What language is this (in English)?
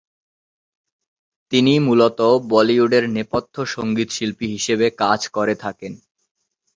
Bangla